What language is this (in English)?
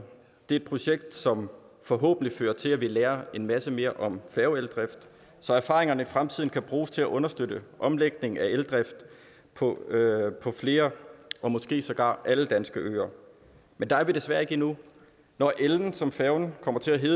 Danish